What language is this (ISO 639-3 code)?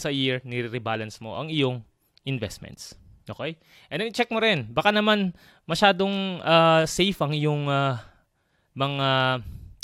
fil